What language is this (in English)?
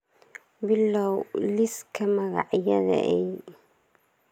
Somali